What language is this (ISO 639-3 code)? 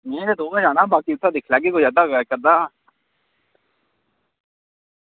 doi